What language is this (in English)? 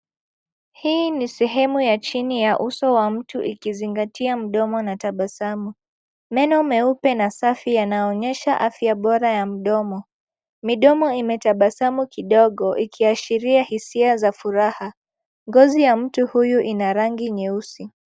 Swahili